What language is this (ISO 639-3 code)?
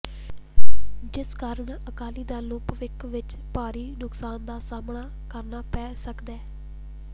pan